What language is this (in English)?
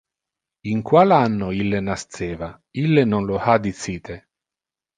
Interlingua